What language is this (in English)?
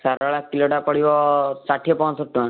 Odia